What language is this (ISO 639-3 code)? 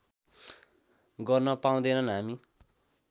nep